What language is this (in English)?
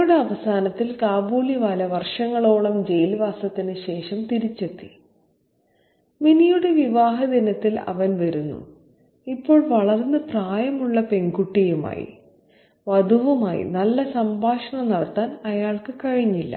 Malayalam